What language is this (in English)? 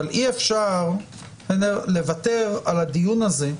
Hebrew